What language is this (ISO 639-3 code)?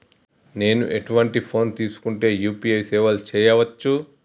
tel